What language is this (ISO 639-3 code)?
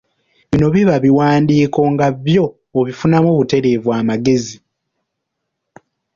lug